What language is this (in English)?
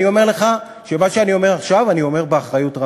Hebrew